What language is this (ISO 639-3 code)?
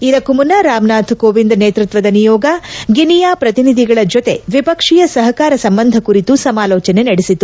kan